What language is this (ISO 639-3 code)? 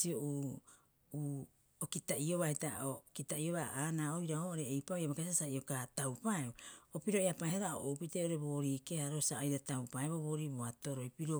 kyx